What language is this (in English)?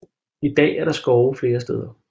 Danish